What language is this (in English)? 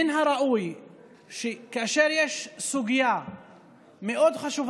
Hebrew